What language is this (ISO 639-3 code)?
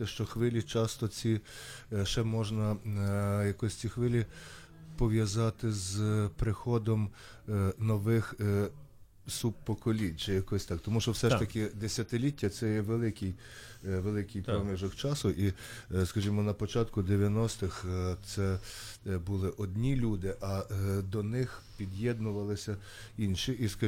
ukr